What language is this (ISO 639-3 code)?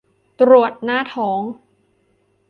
tha